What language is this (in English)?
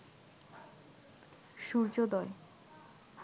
Bangla